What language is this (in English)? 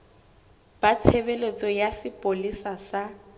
Southern Sotho